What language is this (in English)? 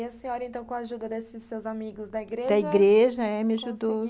Portuguese